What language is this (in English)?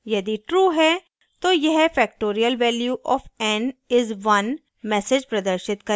Hindi